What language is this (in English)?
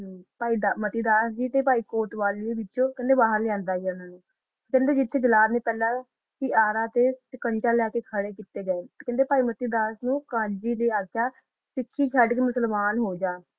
Punjabi